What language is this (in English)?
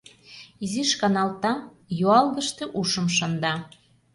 Mari